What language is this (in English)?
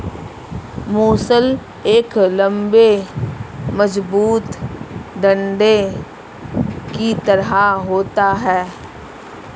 Hindi